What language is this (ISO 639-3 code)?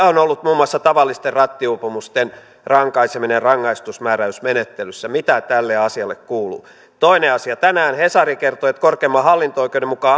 fin